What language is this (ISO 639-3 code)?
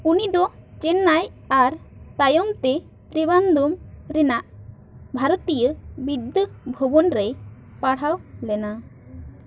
sat